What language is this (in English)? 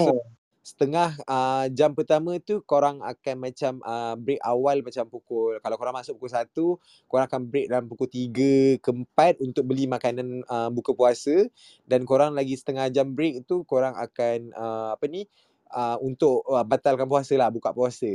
Malay